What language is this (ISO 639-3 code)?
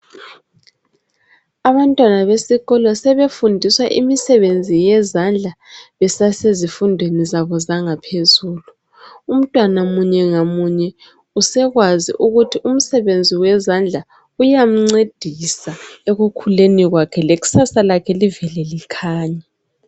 nde